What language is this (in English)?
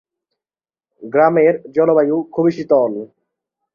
Bangla